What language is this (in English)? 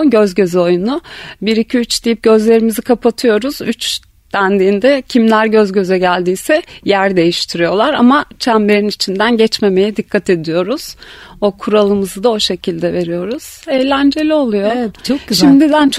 Turkish